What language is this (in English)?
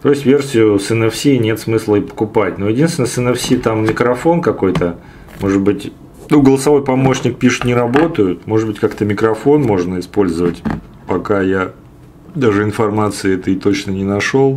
Russian